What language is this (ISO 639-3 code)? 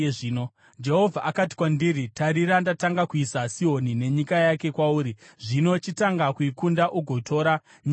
sna